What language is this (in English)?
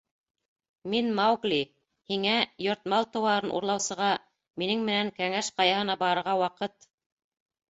Bashkir